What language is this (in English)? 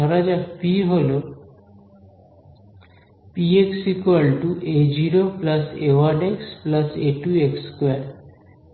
Bangla